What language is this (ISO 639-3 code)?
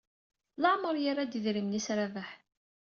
kab